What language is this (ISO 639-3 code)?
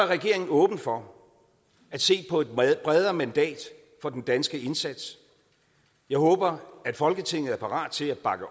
dan